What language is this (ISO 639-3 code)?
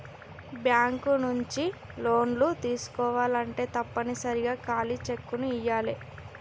tel